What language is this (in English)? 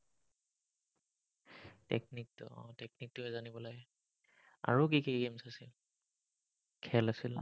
Assamese